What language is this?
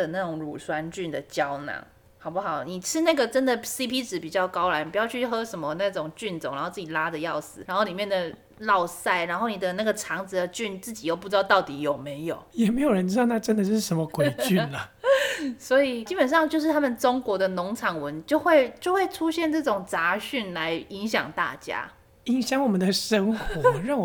Chinese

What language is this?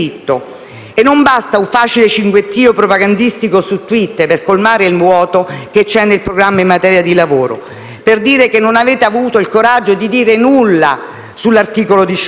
Italian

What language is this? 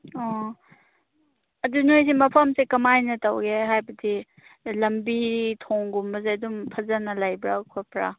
Manipuri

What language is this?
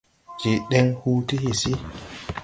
Tupuri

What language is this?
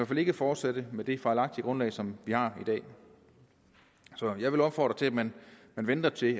Danish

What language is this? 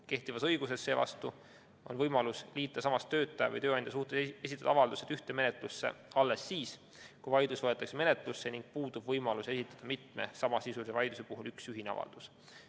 Estonian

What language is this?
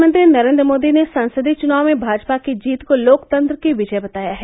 Hindi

